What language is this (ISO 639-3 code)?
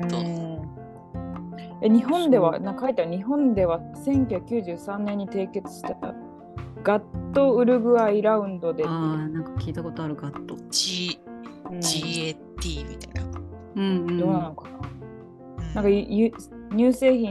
jpn